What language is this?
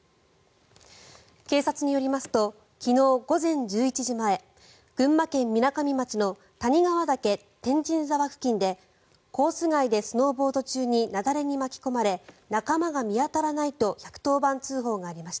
Japanese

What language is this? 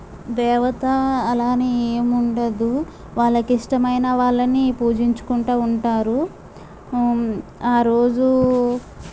Telugu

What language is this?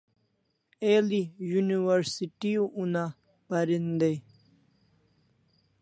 Kalasha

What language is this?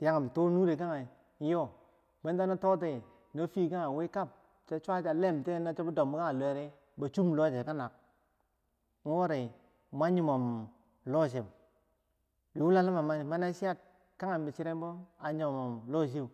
Bangwinji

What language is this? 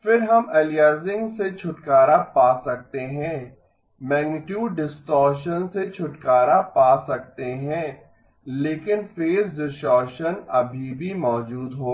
Hindi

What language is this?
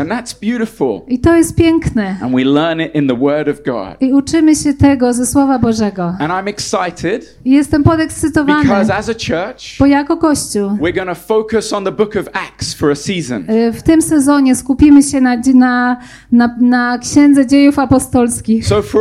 Polish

